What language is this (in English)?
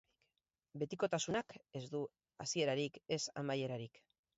Basque